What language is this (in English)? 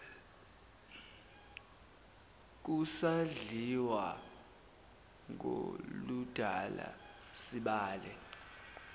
Zulu